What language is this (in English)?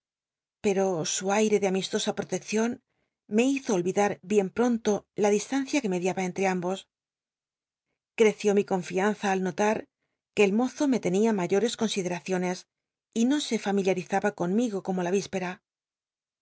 Spanish